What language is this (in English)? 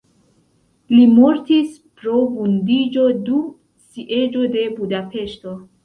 Esperanto